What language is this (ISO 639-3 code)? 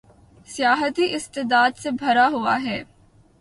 urd